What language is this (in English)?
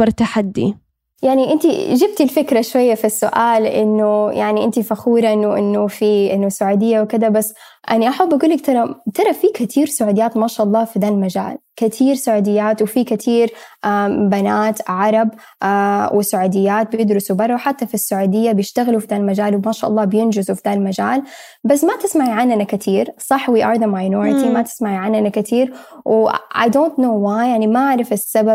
Arabic